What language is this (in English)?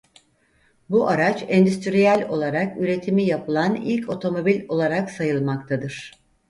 Turkish